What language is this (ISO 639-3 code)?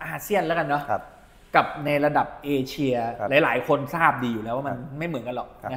tha